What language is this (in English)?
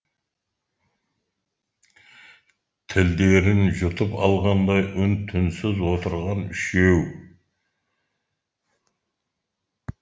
Kazakh